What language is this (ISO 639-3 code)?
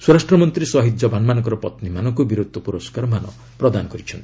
ori